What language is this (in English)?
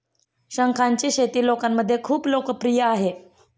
Marathi